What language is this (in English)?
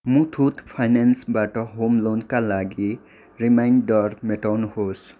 Nepali